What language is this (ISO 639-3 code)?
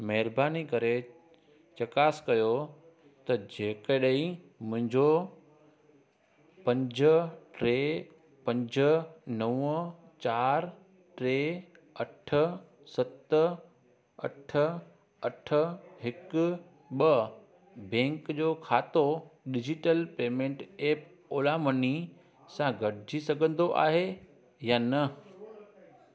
snd